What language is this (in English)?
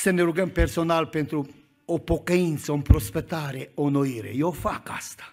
Romanian